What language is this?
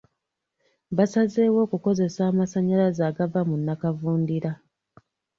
Ganda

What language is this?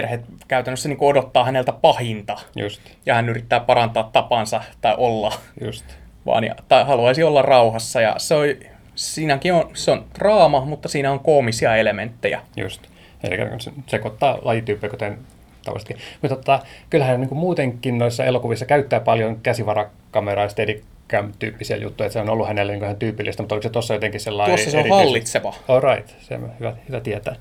Finnish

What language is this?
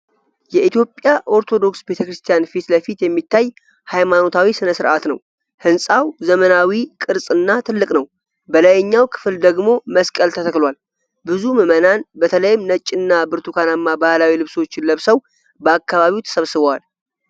Amharic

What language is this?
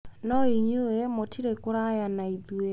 Kikuyu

